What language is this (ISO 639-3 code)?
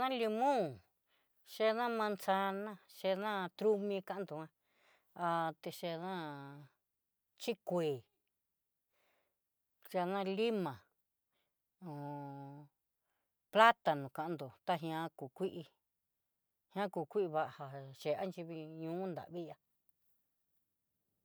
mxy